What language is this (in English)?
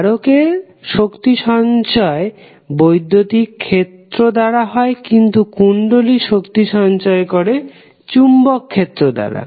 Bangla